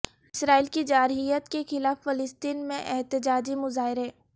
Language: Urdu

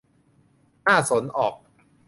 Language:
Thai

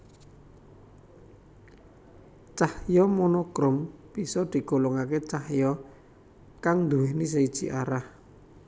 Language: Javanese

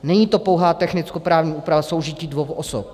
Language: Czech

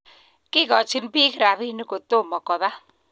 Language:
Kalenjin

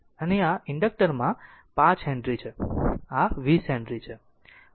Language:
Gujarati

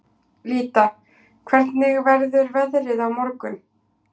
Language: Icelandic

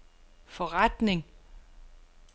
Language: Danish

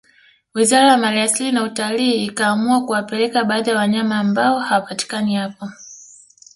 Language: Swahili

